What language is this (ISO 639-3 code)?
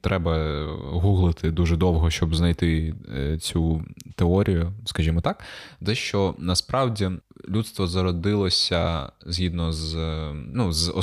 ukr